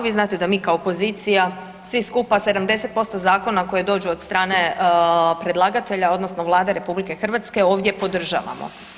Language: Croatian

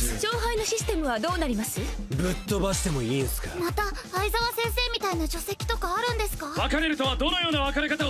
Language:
Japanese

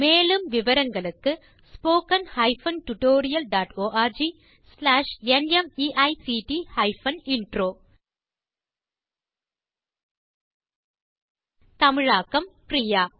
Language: Tamil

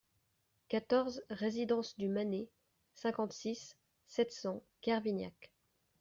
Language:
French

